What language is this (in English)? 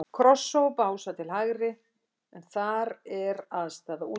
Icelandic